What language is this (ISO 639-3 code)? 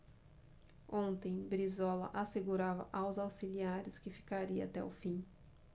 por